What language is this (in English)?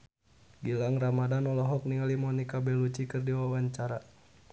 Sundanese